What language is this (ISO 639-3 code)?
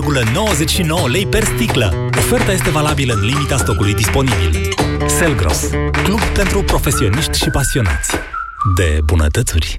ron